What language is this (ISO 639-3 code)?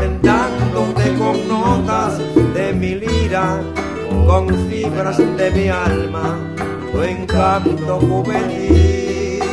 hun